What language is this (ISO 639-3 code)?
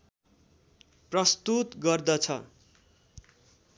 nep